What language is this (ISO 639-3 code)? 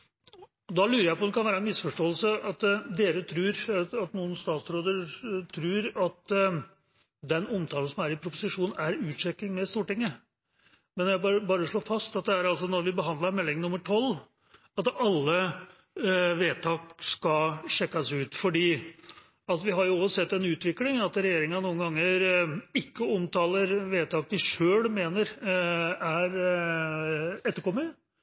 nob